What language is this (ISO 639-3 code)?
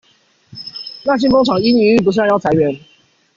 zho